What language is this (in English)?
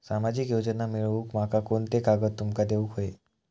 Marathi